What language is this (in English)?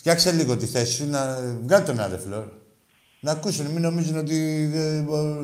Greek